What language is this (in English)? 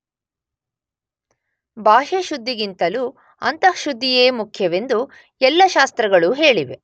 Kannada